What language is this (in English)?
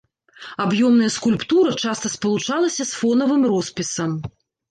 Belarusian